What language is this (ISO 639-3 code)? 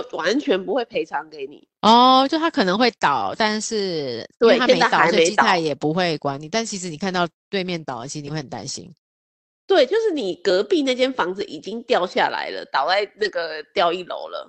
zho